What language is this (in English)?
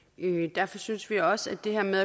Danish